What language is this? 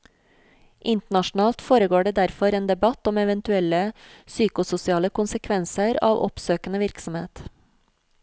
Norwegian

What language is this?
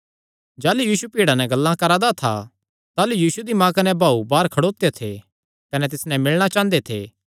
Kangri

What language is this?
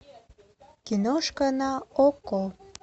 Russian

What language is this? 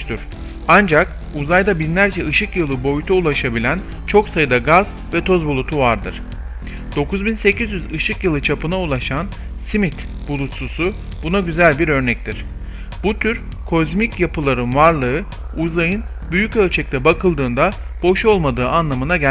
Turkish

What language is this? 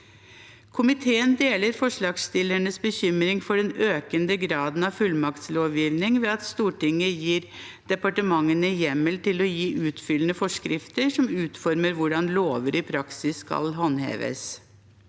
Norwegian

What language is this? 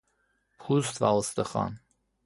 Persian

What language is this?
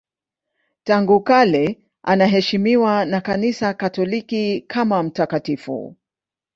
Swahili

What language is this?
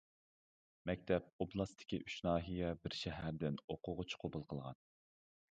Uyghur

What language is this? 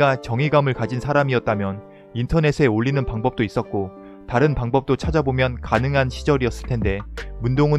Korean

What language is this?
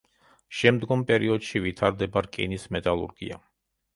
Georgian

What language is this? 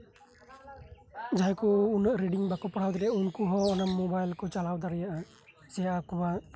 Santali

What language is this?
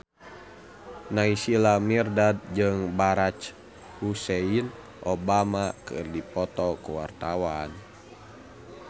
Sundanese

